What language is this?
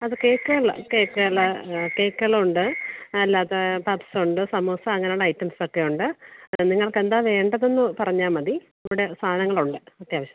Malayalam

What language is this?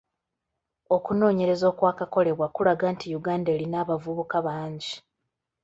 Ganda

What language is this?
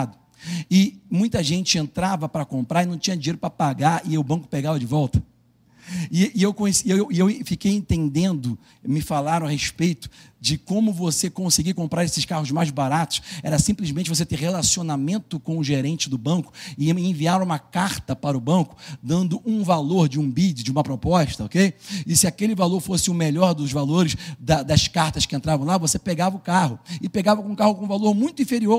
Portuguese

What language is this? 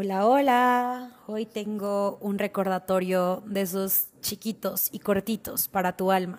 Spanish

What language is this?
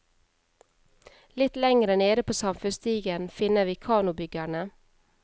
Norwegian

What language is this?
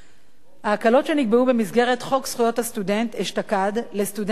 Hebrew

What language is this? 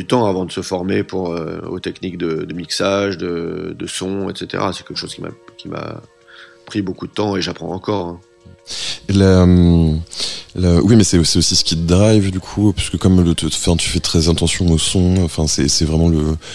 French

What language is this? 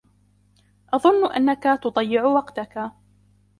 Arabic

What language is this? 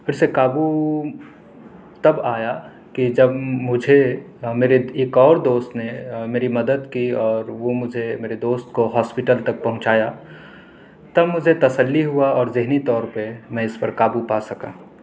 Urdu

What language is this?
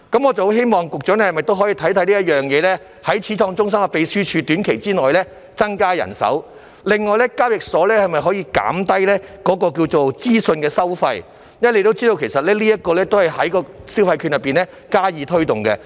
Cantonese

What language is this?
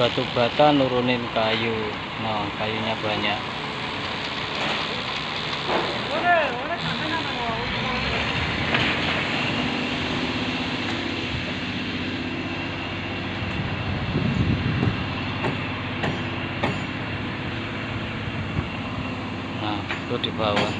Indonesian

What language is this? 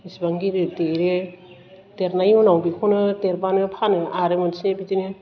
Bodo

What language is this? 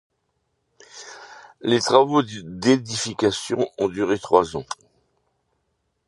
French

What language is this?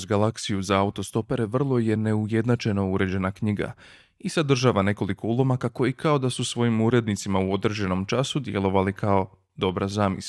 Croatian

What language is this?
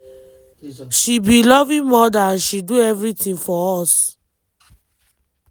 Nigerian Pidgin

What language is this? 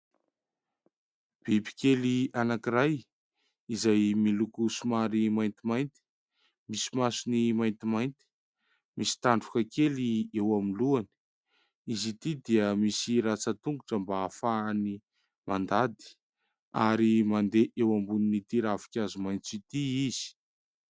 Malagasy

